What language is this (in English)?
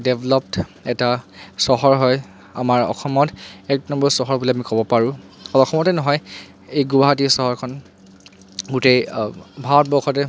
Assamese